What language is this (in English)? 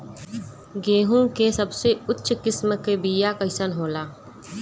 Bhojpuri